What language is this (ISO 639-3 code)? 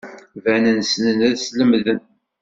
kab